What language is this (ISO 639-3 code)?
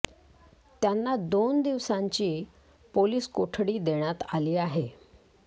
mar